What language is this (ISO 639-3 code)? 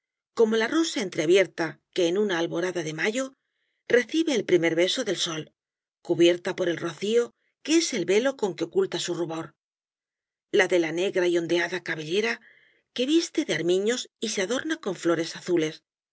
spa